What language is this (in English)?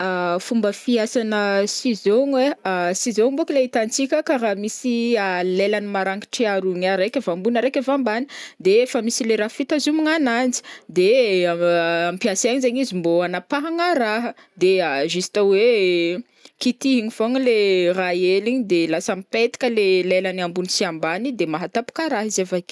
Northern Betsimisaraka Malagasy